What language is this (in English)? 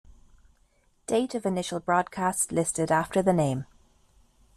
English